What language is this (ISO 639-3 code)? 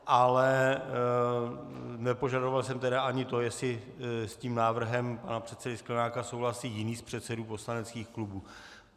ces